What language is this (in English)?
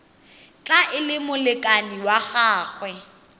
Tswana